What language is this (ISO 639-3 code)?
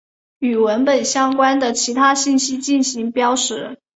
zho